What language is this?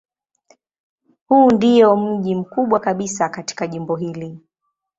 Swahili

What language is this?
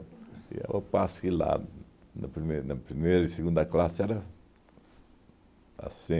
Portuguese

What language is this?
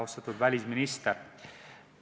Estonian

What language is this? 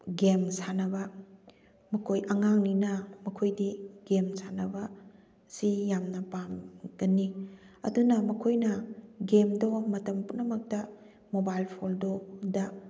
Manipuri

